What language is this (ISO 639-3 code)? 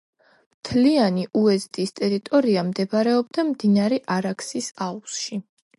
kat